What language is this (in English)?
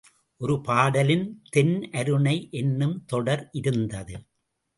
Tamil